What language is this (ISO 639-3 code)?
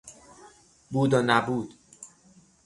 fas